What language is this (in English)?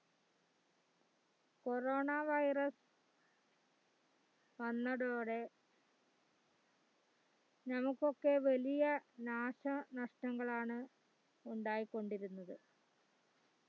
Malayalam